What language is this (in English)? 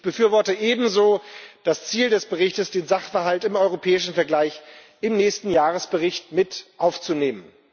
German